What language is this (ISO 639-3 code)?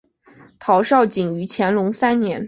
zho